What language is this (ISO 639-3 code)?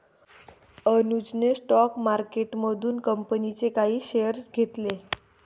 mar